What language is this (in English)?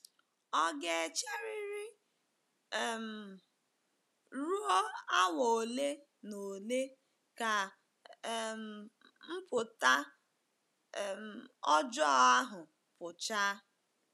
Igbo